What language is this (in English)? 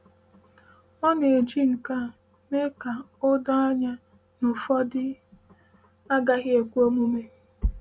Igbo